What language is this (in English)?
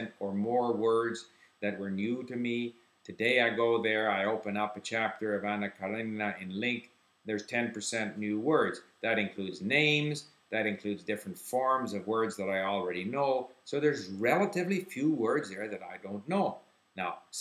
English